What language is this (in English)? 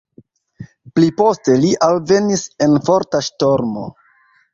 Esperanto